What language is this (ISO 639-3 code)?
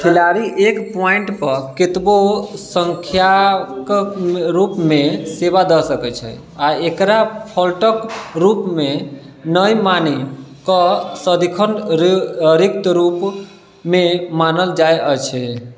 mai